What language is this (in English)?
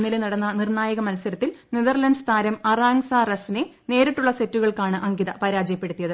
Malayalam